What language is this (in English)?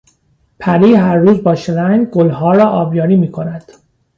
Persian